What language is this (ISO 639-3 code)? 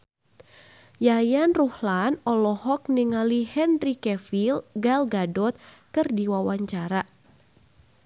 sun